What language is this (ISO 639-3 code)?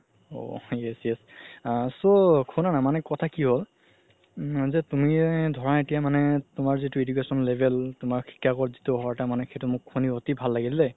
asm